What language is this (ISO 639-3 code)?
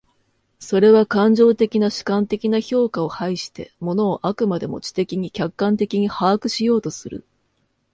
jpn